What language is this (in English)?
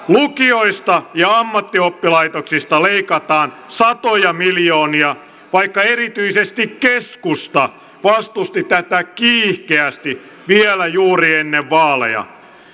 Finnish